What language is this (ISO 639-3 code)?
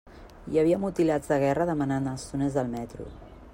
cat